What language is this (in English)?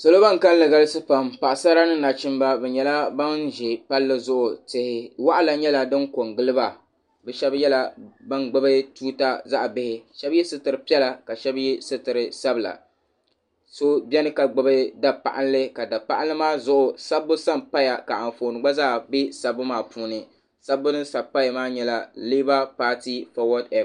Dagbani